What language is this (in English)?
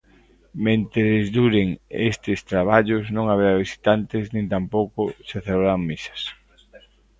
Galician